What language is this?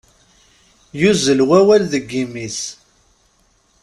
Kabyle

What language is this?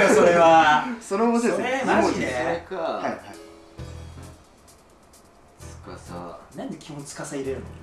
Japanese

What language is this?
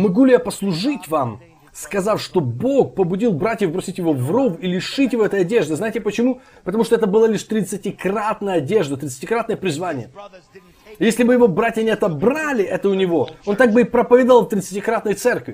Russian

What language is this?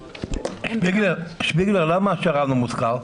Hebrew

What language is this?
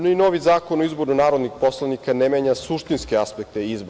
Serbian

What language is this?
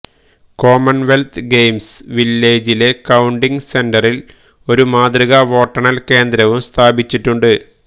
Malayalam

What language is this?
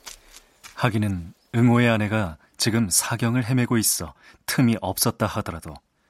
Korean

